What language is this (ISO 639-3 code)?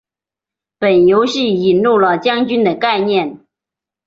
zho